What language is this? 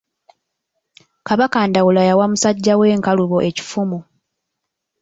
Ganda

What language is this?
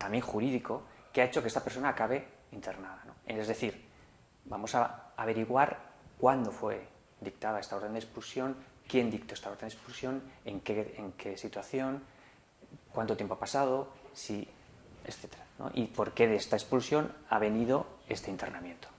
Spanish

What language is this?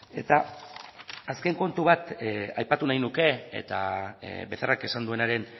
Basque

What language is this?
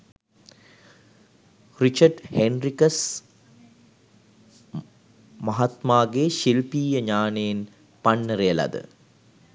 Sinhala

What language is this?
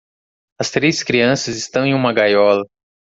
Portuguese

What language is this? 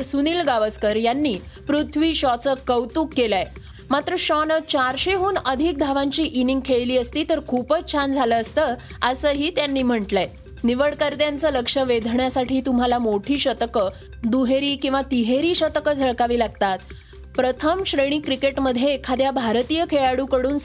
Marathi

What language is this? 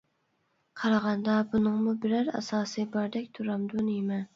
Uyghur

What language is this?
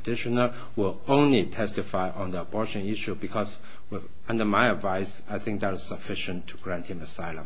English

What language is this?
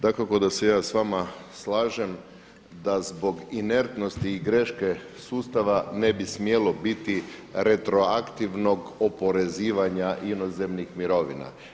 Croatian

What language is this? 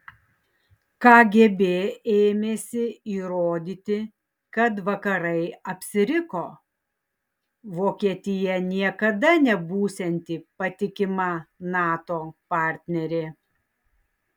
Lithuanian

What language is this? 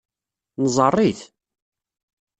Kabyle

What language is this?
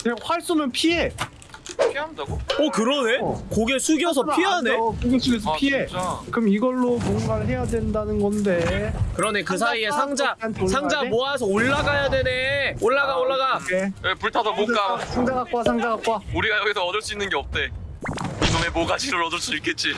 Korean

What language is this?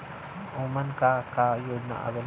Bhojpuri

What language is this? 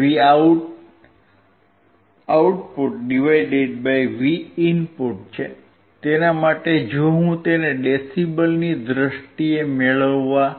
Gujarati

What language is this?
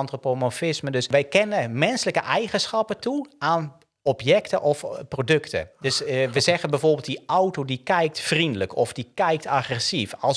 Dutch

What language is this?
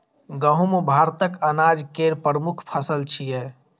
Maithili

